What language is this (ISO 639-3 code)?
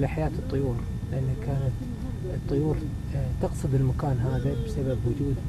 ara